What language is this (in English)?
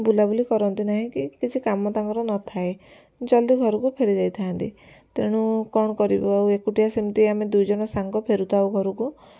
Odia